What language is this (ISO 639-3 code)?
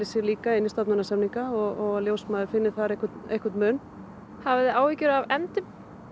isl